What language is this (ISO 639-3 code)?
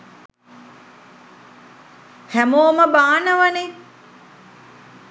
sin